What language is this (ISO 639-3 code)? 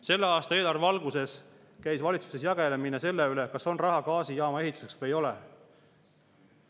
est